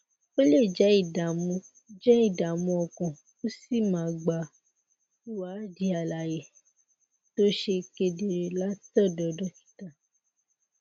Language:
Yoruba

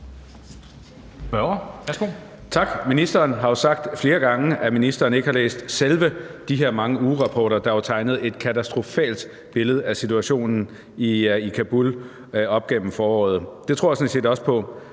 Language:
Danish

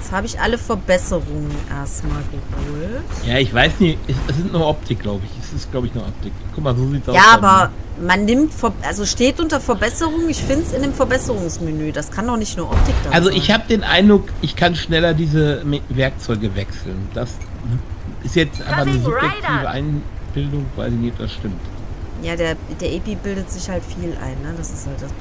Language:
German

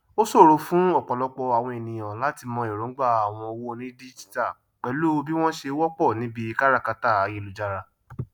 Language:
Yoruba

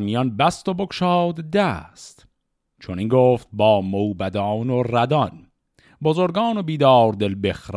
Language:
Persian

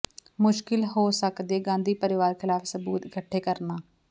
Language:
Punjabi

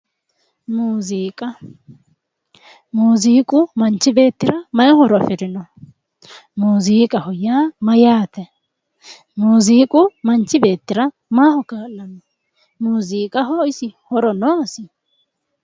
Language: Sidamo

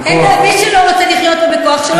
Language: Hebrew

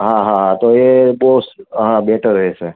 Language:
Gujarati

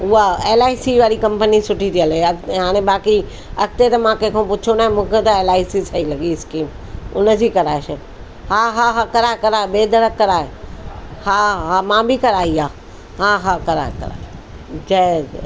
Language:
Sindhi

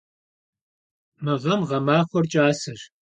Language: Kabardian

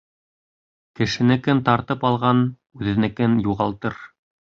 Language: Bashkir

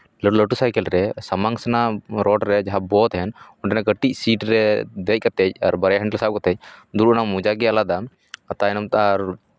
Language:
Santali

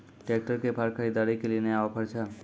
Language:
Maithili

